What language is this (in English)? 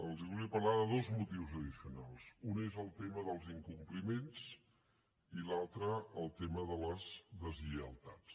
Catalan